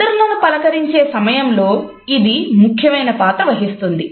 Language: Telugu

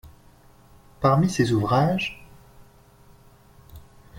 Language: French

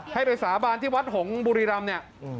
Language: Thai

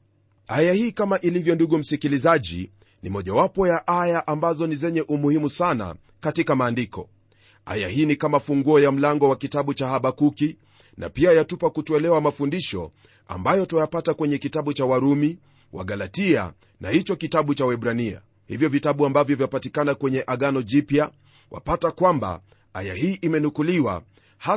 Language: Swahili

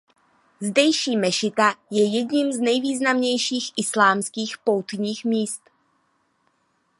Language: Czech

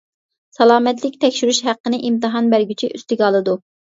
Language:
Uyghur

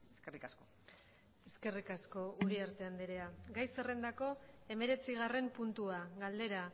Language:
Basque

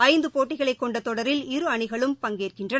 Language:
Tamil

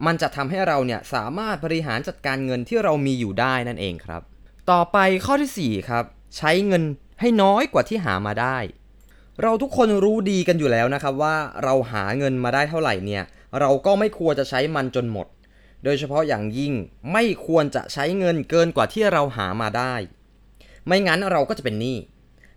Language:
Thai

